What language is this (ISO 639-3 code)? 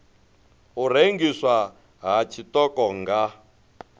ven